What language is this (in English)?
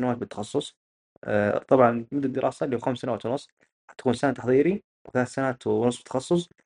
Arabic